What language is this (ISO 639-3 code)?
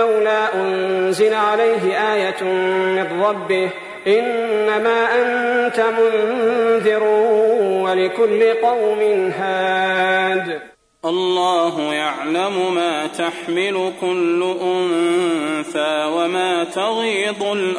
ara